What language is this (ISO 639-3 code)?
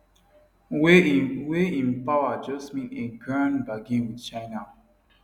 pcm